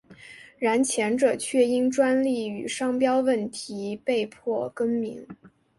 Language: Chinese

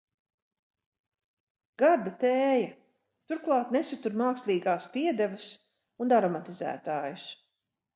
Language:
Latvian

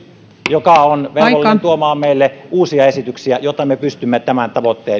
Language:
Finnish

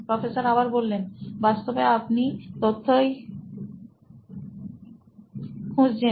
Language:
Bangla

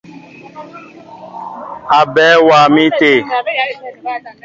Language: Mbo (Cameroon)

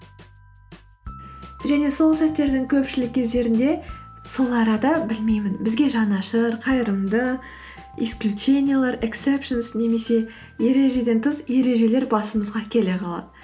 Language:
Kazakh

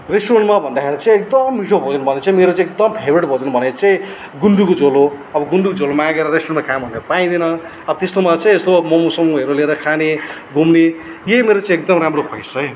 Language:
Nepali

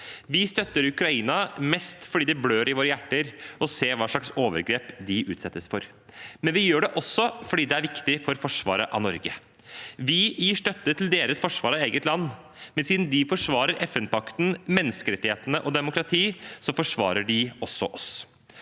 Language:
Norwegian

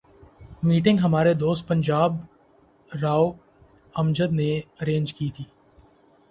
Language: Urdu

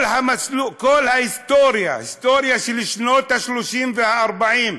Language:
Hebrew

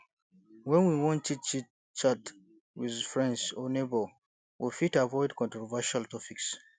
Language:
Nigerian Pidgin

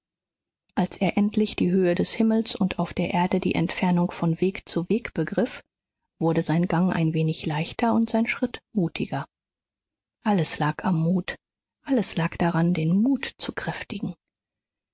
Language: German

